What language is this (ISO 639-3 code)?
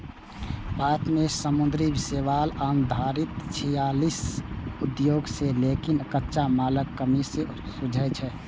mai